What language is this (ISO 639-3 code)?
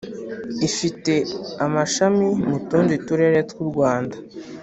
kin